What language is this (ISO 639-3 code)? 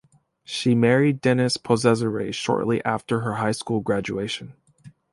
eng